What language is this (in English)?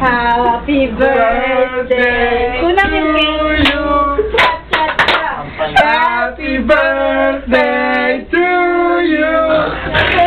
Filipino